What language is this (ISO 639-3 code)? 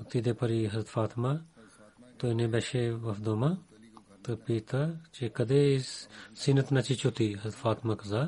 bul